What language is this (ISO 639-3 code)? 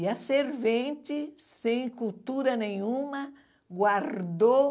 por